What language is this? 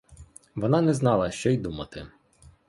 Ukrainian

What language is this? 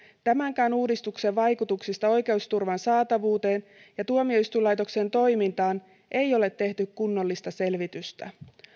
Finnish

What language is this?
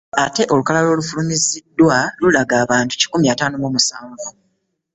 Ganda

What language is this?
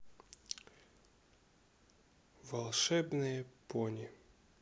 Russian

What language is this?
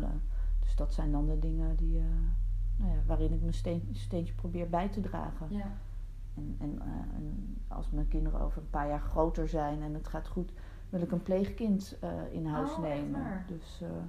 Dutch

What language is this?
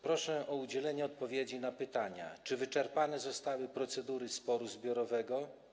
Polish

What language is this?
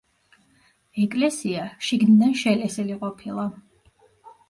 Georgian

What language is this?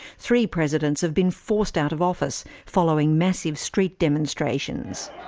English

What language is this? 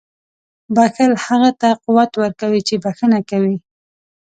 Pashto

